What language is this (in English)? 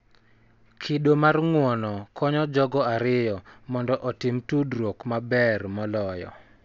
Luo (Kenya and Tanzania)